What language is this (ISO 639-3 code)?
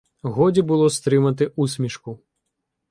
ukr